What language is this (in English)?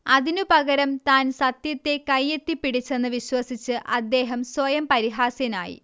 Malayalam